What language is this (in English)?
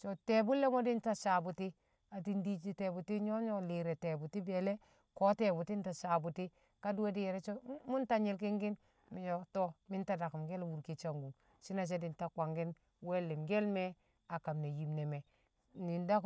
Kamo